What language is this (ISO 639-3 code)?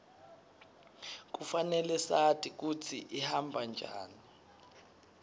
ssw